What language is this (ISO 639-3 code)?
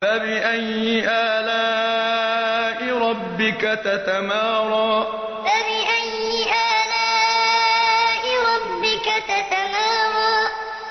ara